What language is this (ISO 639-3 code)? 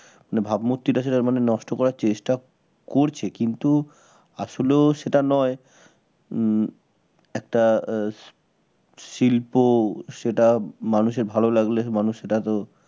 ben